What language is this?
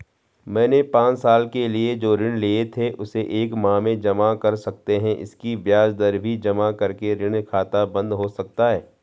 Hindi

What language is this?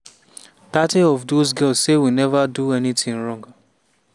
Nigerian Pidgin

